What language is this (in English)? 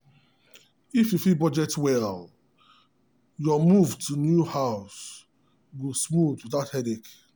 Nigerian Pidgin